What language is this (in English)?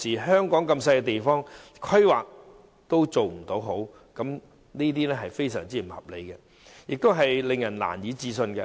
Cantonese